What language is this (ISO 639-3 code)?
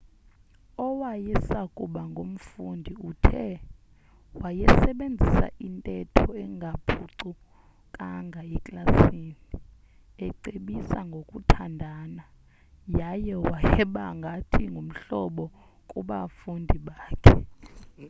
xho